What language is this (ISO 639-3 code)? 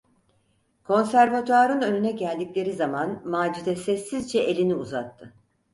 tur